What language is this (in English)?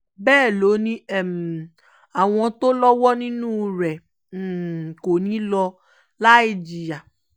Yoruba